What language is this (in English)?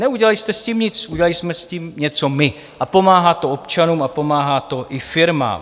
Czech